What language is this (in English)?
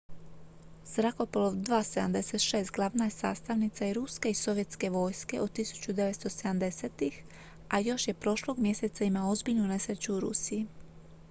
Croatian